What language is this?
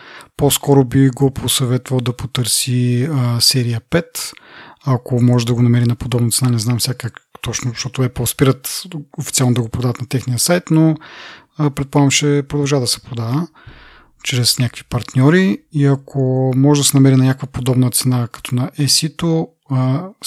Bulgarian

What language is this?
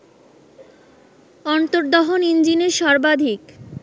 Bangla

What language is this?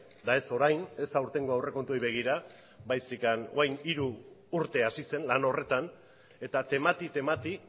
Basque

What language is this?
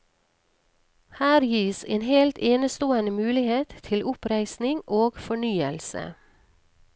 Norwegian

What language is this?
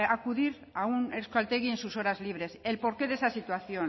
Spanish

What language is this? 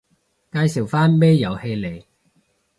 Cantonese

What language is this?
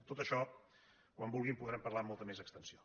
Catalan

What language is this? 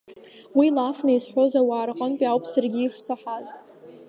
Abkhazian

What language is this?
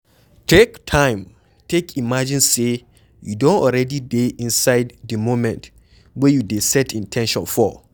Nigerian Pidgin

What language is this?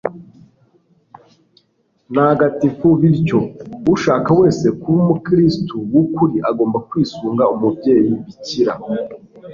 Kinyarwanda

